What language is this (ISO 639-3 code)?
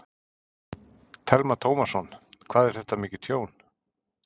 isl